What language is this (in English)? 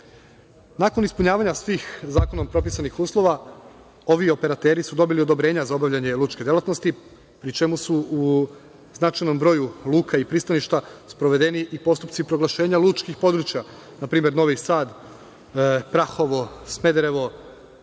Serbian